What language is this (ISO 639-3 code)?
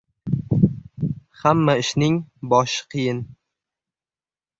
uzb